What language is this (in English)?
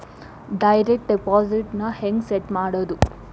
Kannada